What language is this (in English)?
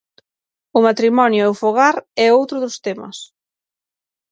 Galician